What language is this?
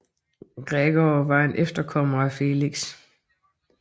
Danish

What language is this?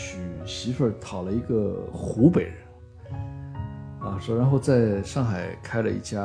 Chinese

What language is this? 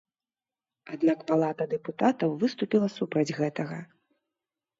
Belarusian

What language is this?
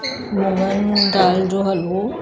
Sindhi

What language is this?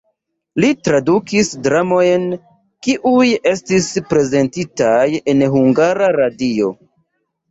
Esperanto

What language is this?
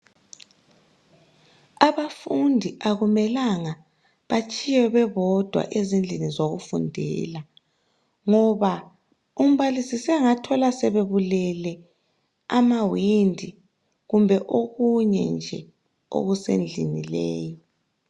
North Ndebele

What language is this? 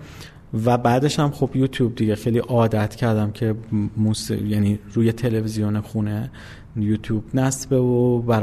Persian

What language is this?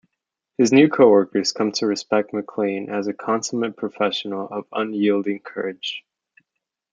English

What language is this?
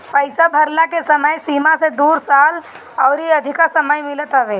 Bhojpuri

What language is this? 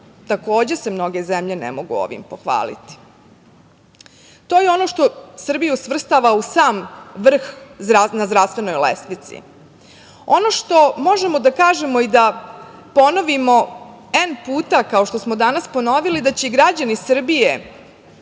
Serbian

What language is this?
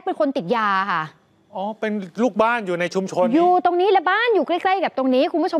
Thai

